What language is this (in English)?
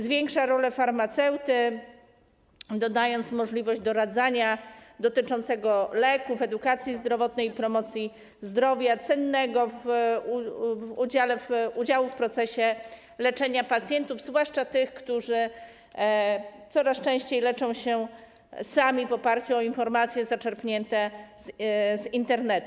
Polish